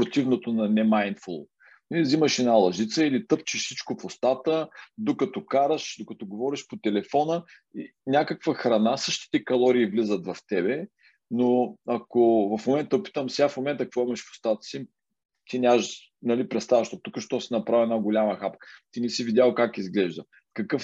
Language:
Bulgarian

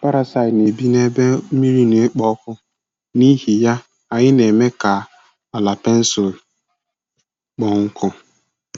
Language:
Igbo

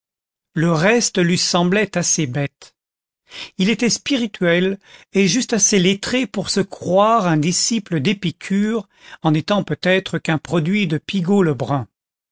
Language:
French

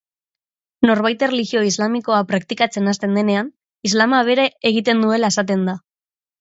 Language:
Basque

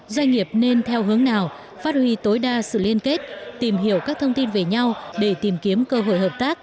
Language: Vietnamese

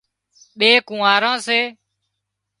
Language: Wadiyara Koli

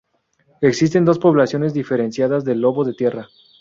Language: Spanish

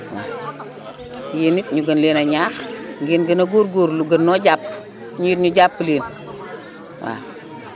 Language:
Wolof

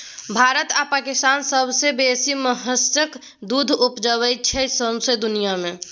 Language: Maithili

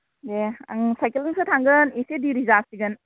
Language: Bodo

